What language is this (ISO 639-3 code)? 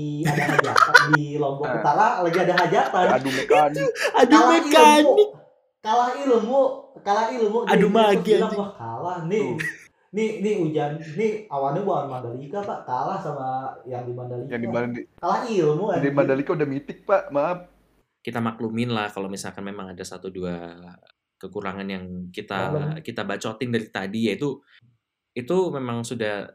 ind